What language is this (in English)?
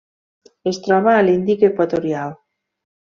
Catalan